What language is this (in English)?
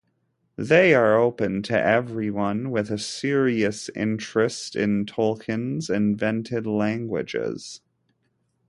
English